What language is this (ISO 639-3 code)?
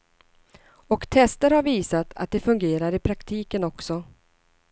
swe